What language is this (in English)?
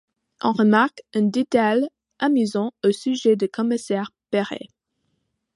French